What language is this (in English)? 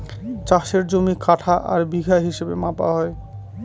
Bangla